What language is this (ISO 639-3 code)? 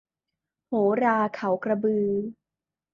tha